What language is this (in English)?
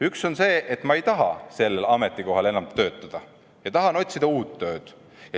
Estonian